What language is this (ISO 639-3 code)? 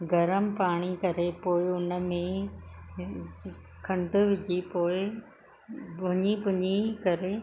snd